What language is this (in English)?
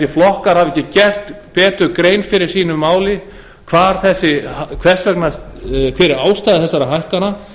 Icelandic